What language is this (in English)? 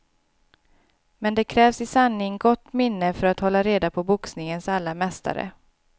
Swedish